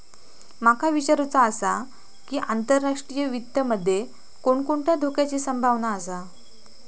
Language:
Marathi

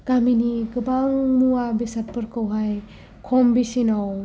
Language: Bodo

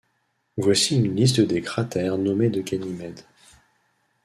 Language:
French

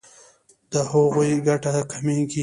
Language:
Pashto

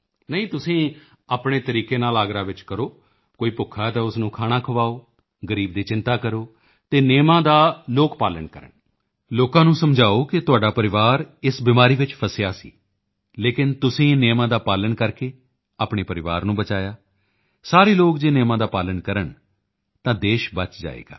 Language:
Punjabi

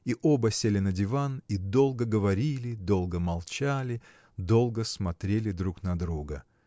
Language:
Russian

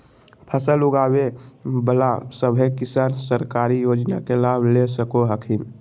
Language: Magahi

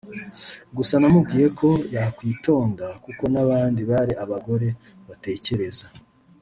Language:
Kinyarwanda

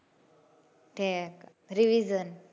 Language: Gujarati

